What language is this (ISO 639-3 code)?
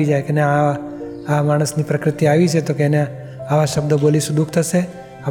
guj